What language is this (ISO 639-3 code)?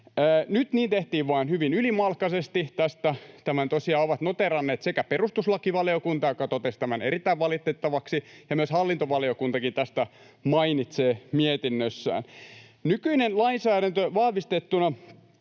fin